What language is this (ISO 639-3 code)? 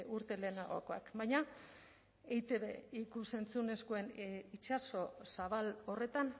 eus